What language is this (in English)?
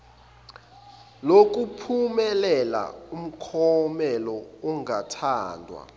Zulu